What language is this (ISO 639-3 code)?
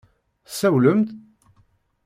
kab